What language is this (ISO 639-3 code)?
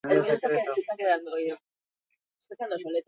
eus